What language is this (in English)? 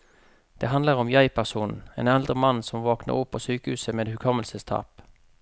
Norwegian